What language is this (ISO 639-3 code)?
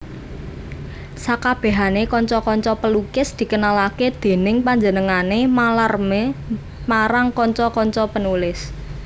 jav